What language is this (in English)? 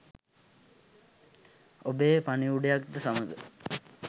Sinhala